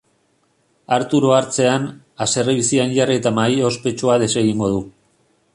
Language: Basque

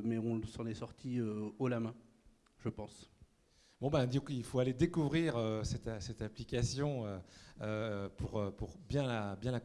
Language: French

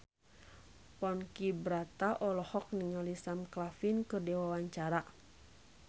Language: Sundanese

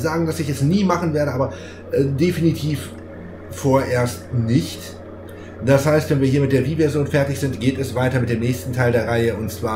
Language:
German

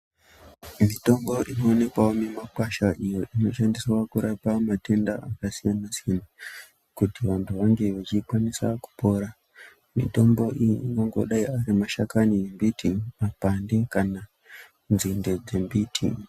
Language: Ndau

